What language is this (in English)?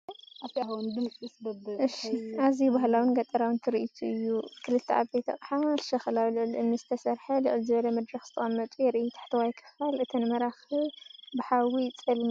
Tigrinya